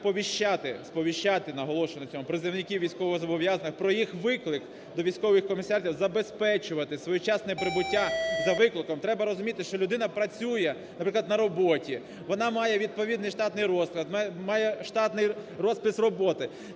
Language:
Ukrainian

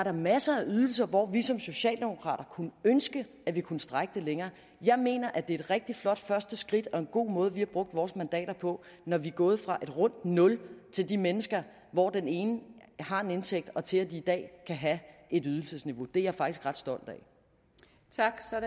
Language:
Danish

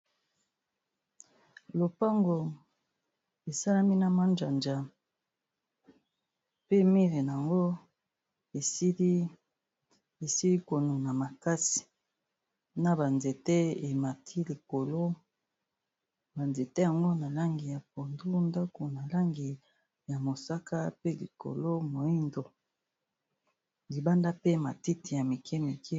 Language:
Lingala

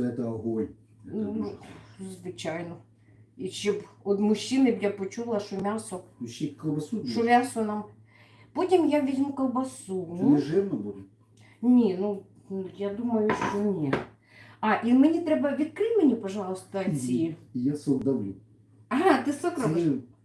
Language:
Russian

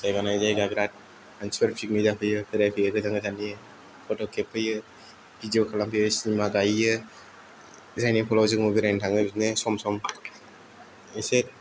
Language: Bodo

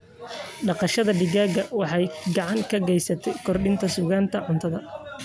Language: Somali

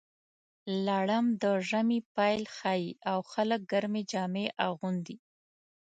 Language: Pashto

